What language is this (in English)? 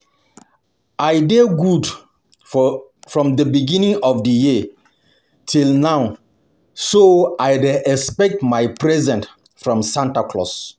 Nigerian Pidgin